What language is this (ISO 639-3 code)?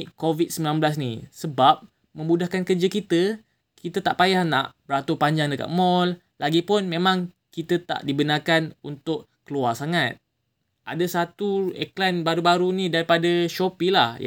msa